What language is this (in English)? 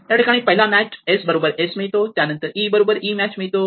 Marathi